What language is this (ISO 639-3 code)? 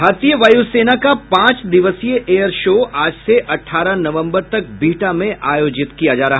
hin